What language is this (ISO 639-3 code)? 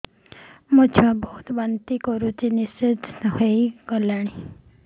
ori